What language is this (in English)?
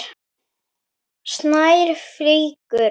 Icelandic